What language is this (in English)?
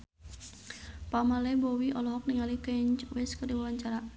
Sundanese